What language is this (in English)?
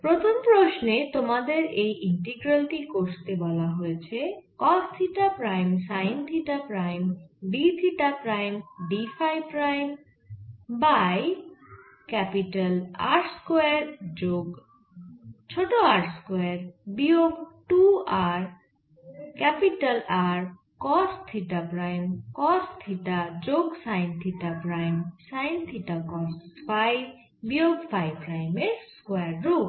Bangla